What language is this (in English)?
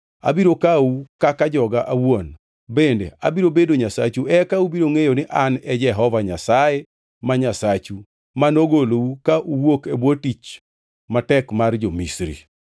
Luo (Kenya and Tanzania)